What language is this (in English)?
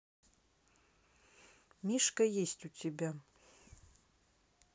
Russian